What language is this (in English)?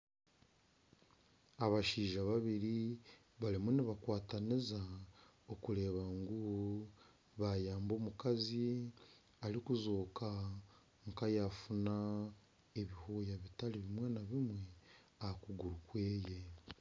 Nyankole